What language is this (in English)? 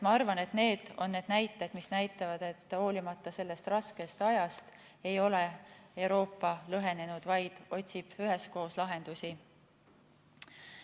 Estonian